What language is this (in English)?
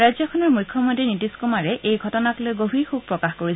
Assamese